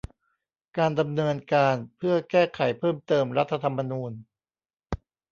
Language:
Thai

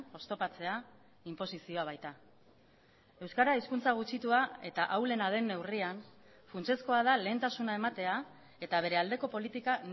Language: Basque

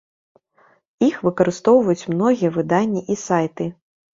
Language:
Belarusian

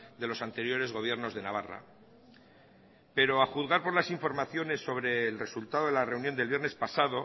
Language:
Spanish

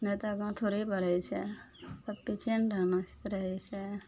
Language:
Maithili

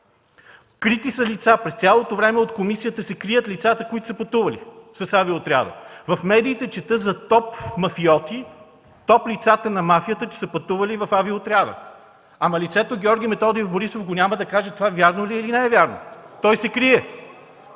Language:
Bulgarian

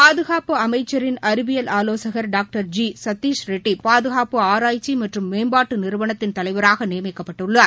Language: Tamil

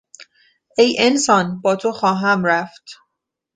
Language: Persian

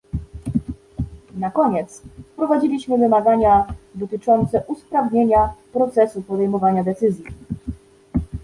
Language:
Polish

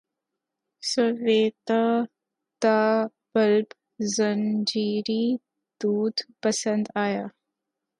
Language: Urdu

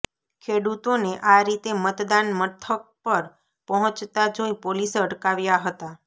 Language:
Gujarati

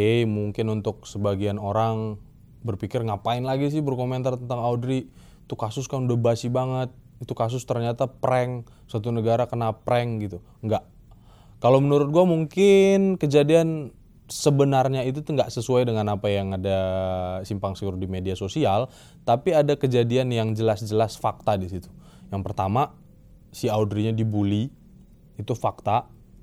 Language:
Indonesian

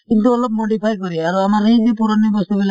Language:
Assamese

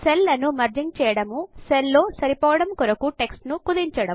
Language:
Telugu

